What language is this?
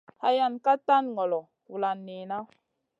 Masana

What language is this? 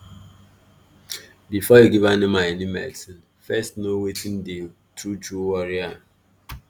Nigerian Pidgin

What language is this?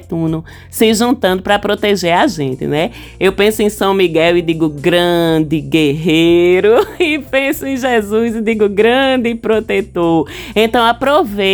Portuguese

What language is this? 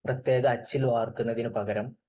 Malayalam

